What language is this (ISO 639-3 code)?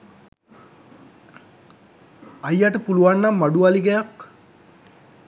sin